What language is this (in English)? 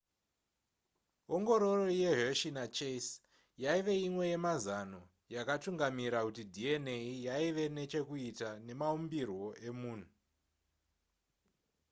Shona